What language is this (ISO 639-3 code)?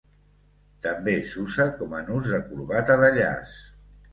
cat